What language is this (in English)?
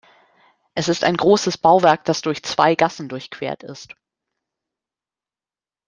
German